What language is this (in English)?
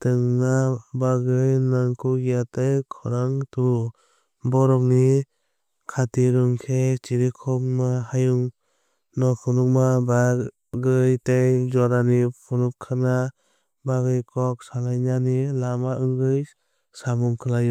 Kok Borok